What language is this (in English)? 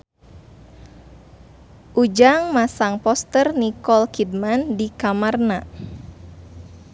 Sundanese